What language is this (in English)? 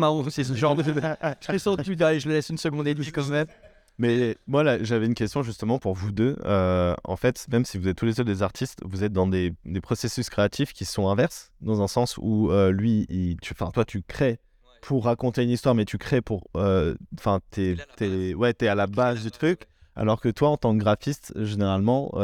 French